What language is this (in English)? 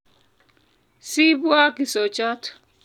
Kalenjin